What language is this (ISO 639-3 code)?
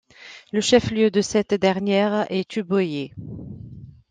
fra